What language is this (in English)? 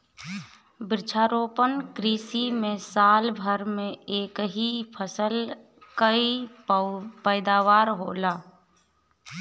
Bhojpuri